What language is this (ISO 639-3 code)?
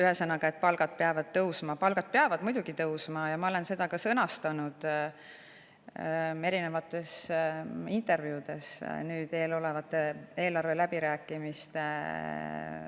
est